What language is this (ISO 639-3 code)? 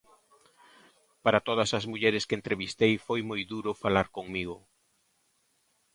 glg